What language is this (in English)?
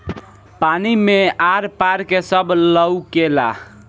Bhojpuri